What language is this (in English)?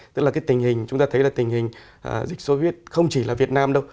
Vietnamese